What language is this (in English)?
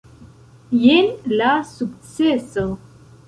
Esperanto